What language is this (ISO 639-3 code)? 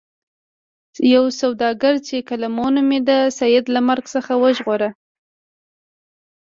pus